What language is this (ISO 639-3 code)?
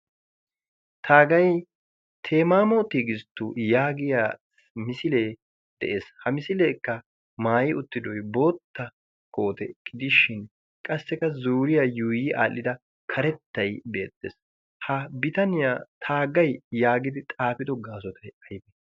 wal